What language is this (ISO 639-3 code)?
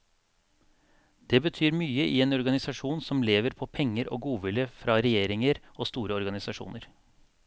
nor